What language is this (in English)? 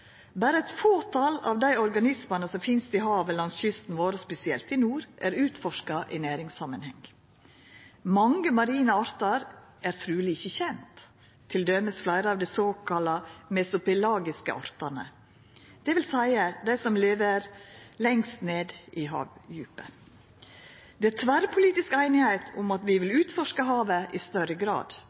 Norwegian Nynorsk